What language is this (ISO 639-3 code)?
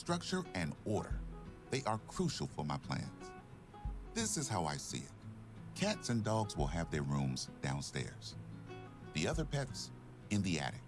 kor